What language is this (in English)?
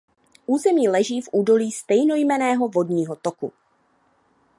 Czech